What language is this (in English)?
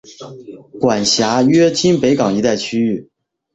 Chinese